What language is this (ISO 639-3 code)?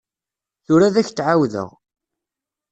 kab